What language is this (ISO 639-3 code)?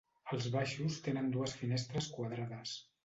cat